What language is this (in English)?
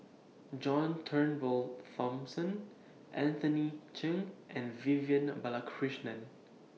English